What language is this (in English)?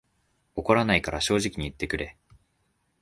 Japanese